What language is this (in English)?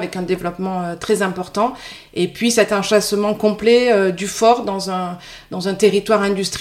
French